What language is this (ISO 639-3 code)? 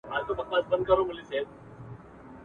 pus